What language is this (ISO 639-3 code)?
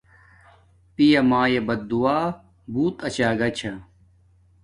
dmk